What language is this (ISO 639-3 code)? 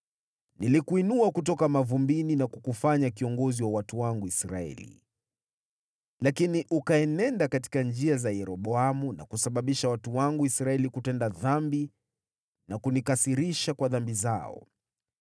swa